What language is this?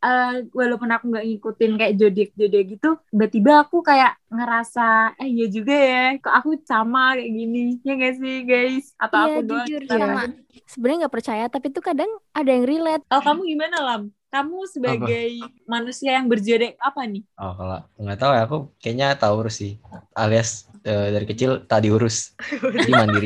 Indonesian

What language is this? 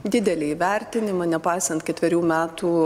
Lithuanian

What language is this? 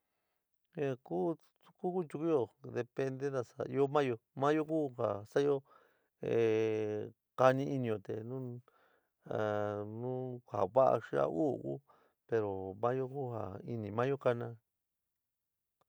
San Miguel El Grande Mixtec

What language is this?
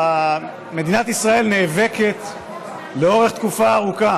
Hebrew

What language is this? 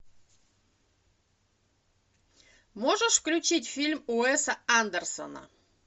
Russian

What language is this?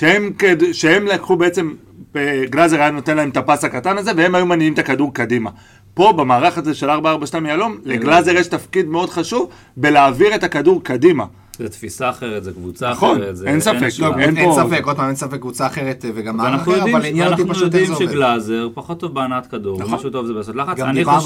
Hebrew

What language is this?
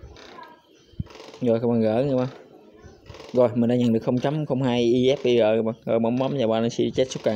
Vietnamese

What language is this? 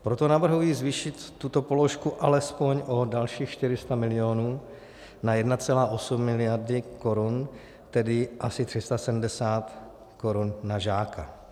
Czech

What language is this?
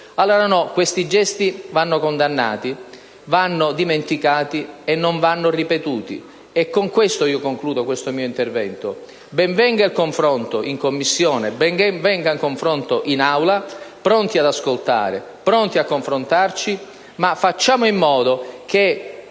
Italian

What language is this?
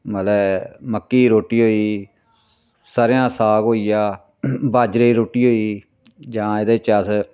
Dogri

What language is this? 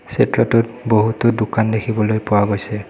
Assamese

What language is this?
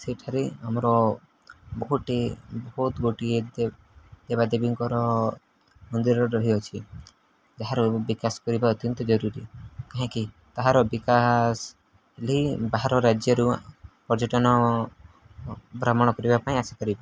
Odia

